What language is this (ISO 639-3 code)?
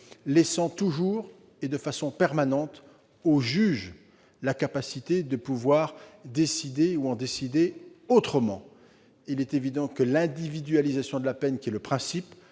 fra